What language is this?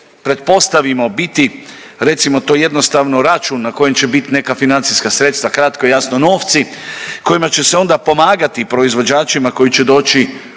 Croatian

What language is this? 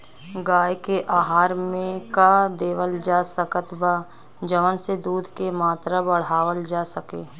Bhojpuri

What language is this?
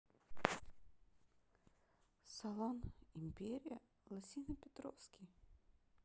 Russian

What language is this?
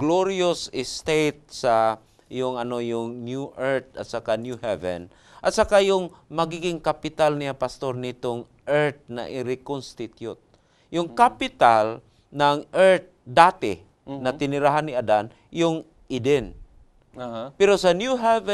Filipino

